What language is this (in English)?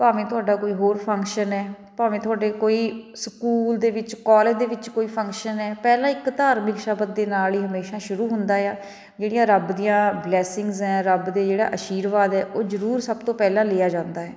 Punjabi